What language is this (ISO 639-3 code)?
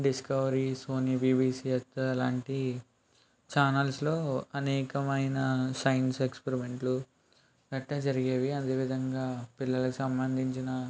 tel